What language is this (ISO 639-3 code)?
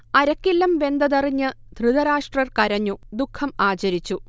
mal